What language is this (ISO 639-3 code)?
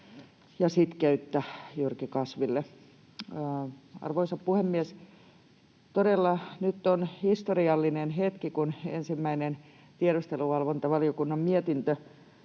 fin